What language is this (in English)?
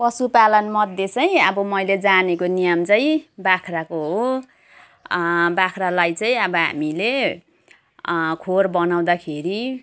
Nepali